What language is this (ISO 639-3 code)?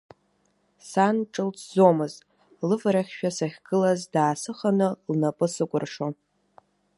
abk